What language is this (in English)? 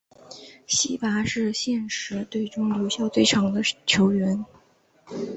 Chinese